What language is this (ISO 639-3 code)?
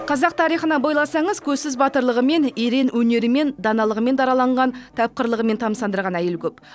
kaz